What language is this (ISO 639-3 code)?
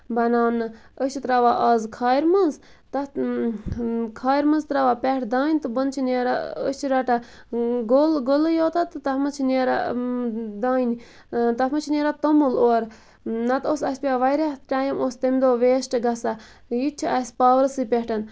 kas